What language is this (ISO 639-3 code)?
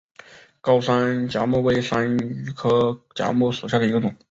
zho